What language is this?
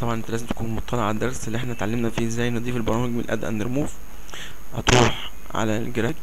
Arabic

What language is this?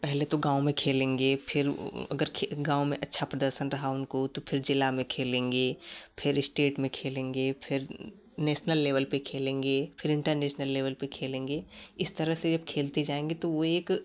Hindi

